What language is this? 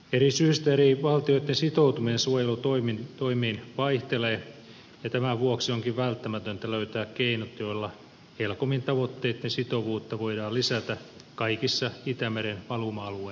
Finnish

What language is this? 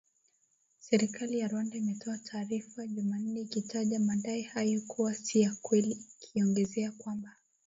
Swahili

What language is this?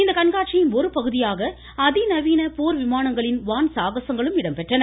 Tamil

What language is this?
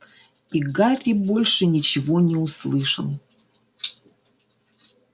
Russian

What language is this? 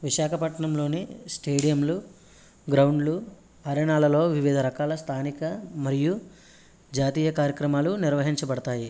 Telugu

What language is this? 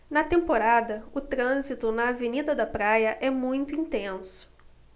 Portuguese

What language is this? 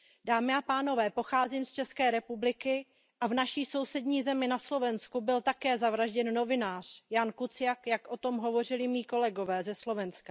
Czech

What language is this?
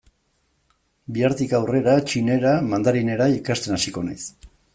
Basque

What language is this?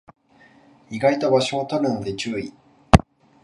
Japanese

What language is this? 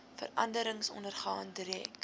Afrikaans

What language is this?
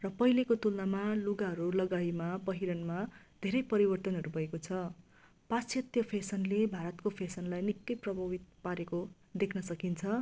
Nepali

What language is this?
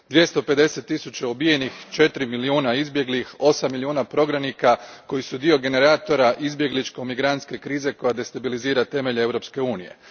Croatian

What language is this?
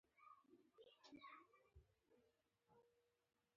Pashto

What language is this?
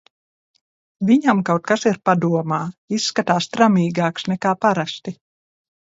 Latvian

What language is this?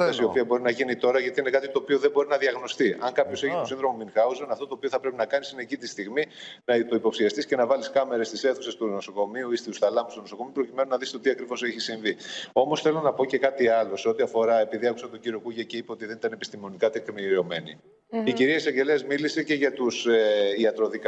Greek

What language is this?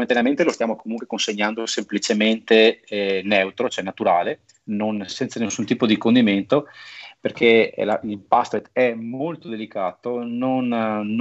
Italian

